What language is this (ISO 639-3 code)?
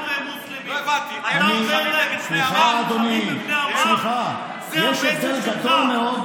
heb